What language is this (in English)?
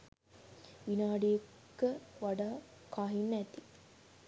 Sinhala